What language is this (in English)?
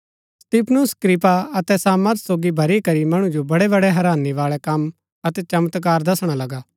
Gaddi